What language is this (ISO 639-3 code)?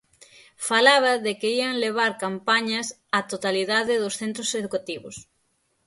glg